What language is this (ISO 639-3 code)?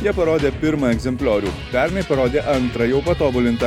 lit